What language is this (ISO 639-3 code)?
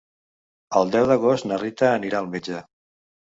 cat